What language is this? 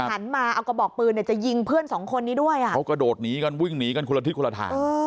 Thai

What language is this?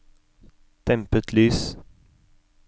Norwegian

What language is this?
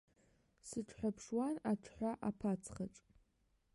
Abkhazian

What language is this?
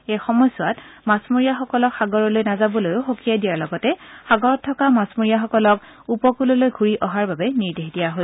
Assamese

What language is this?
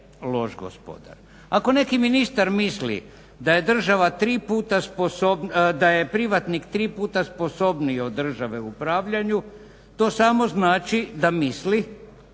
Croatian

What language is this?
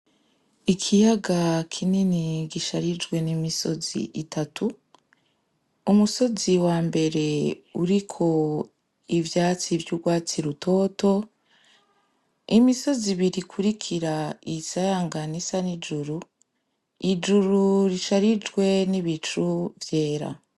Rundi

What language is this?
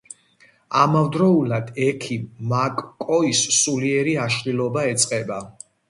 Georgian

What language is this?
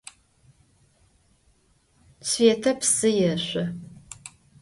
Adyghe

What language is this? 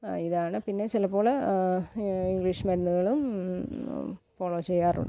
Malayalam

